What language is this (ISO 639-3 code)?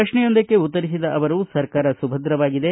kan